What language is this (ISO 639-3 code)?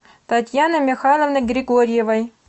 rus